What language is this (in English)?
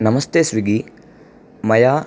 Sanskrit